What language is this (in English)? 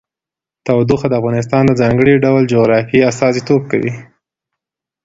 Pashto